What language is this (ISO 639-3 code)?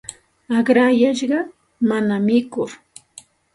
qxt